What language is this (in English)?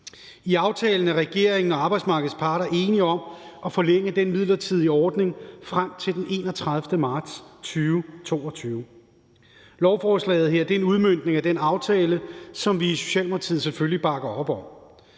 Danish